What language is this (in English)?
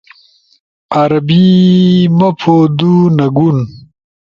Ushojo